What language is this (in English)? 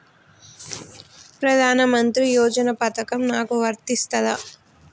Telugu